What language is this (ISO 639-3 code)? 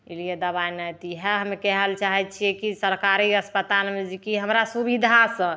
mai